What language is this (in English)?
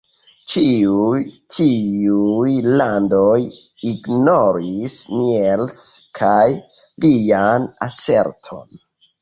Esperanto